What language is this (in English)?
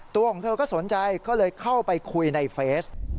Thai